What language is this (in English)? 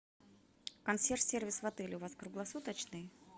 Russian